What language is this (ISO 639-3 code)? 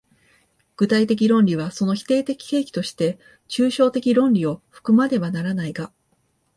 jpn